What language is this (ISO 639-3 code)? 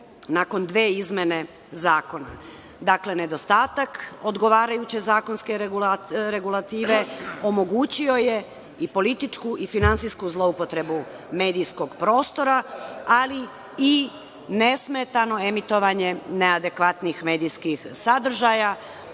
srp